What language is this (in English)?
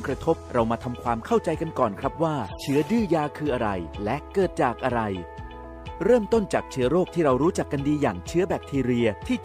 Thai